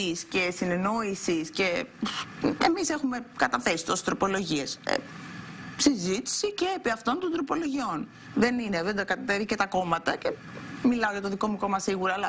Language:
Greek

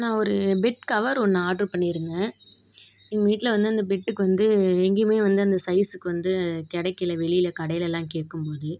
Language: Tamil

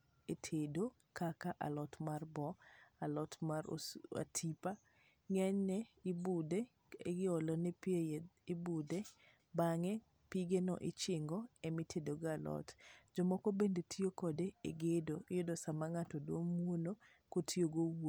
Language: Luo (Kenya and Tanzania)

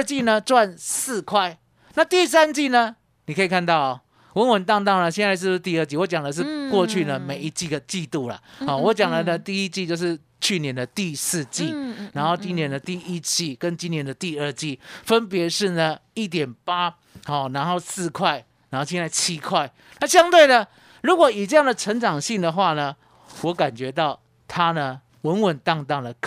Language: Chinese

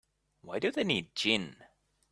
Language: English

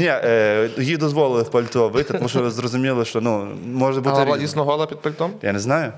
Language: Ukrainian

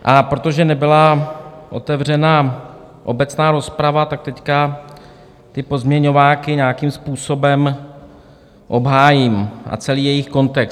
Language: Czech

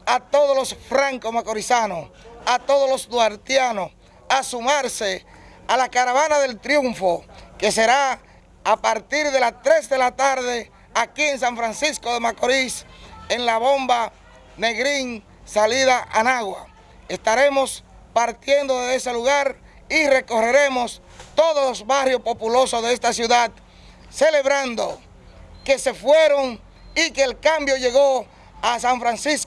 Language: Spanish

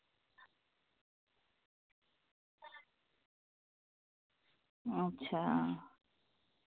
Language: Dogri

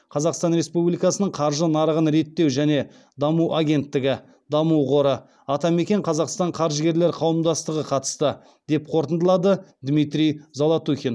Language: Kazakh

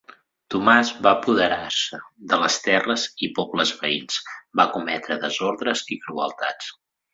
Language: Catalan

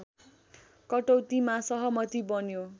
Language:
Nepali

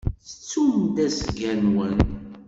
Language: Kabyle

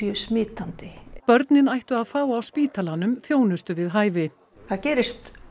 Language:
Icelandic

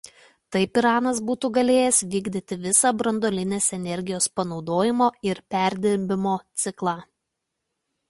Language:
Lithuanian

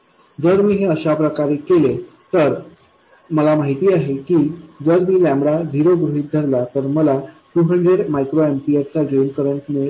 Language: Marathi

